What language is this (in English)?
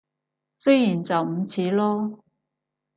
Cantonese